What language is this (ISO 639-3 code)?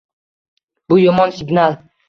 uzb